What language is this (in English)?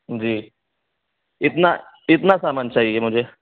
Urdu